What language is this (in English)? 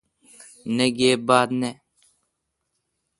Kalkoti